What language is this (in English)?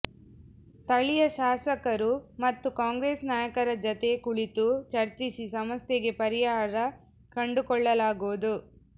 Kannada